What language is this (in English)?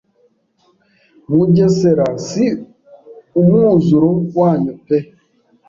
Kinyarwanda